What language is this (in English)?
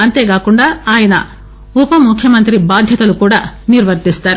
Telugu